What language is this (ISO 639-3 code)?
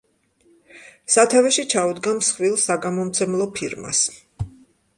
kat